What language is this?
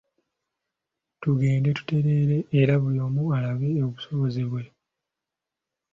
Ganda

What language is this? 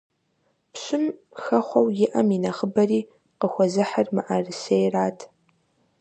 Kabardian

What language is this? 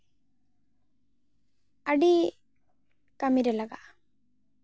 Santali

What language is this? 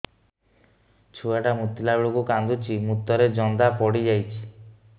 Odia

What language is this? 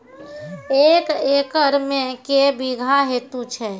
Maithili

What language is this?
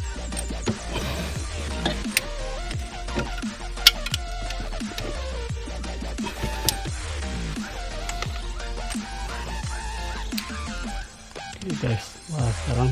Indonesian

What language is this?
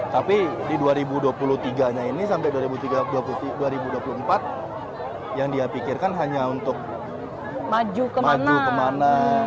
Indonesian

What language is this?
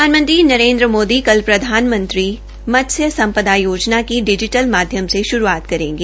Hindi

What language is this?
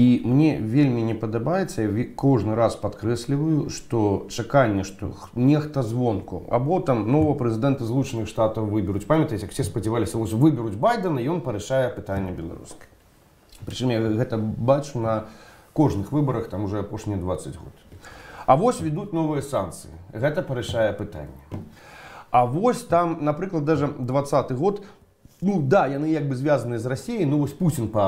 Russian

